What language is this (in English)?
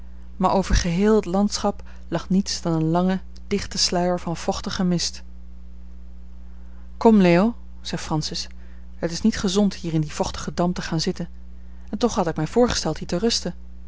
Dutch